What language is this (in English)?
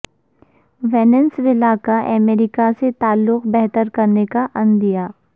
Urdu